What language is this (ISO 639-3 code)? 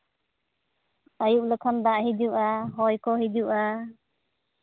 sat